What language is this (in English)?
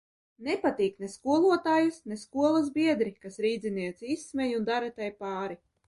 Latvian